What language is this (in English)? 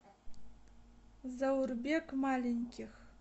Russian